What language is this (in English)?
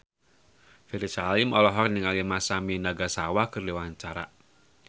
Sundanese